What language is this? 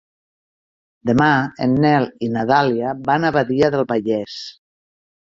Catalan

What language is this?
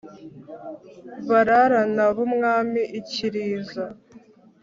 Kinyarwanda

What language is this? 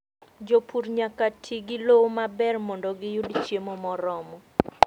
Luo (Kenya and Tanzania)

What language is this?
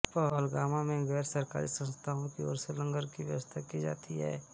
Hindi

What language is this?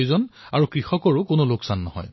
Assamese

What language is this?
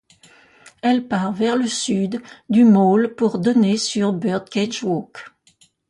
French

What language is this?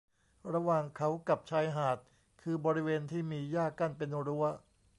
Thai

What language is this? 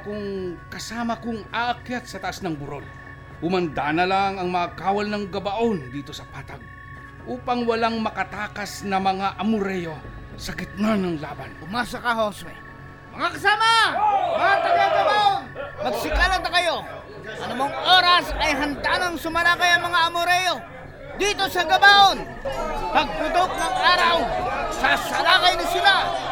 Filipino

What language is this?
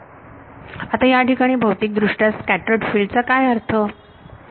Marathi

